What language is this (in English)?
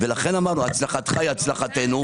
Hebrew